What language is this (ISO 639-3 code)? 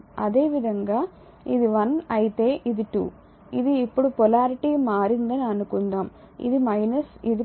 tel